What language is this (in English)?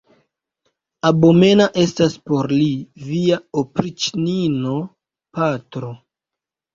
Esperanto